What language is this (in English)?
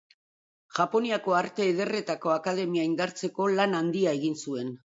Basque